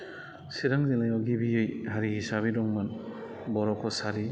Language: Bodo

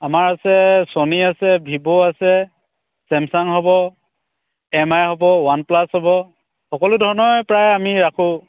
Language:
Assamese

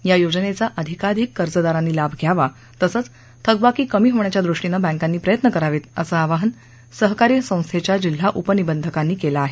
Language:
Marathi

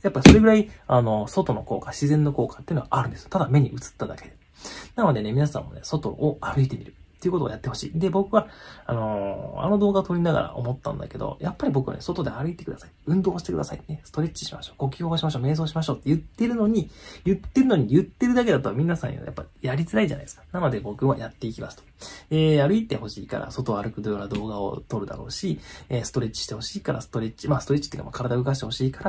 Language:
Japanese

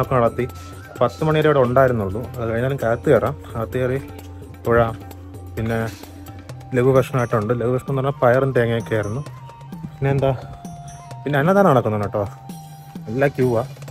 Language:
Malayalam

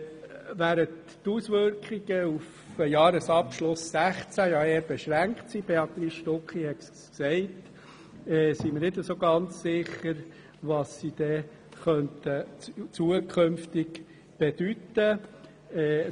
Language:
Swiss German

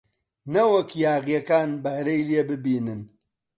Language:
Central Kurdish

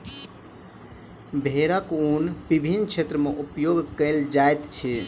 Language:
Maithili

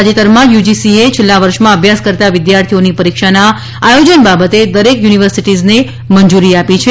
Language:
Gujarati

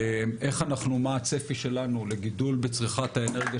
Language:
Hebrew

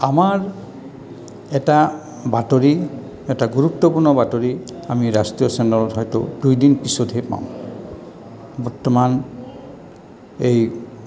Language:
Assamese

